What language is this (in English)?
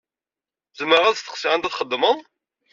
Kabyle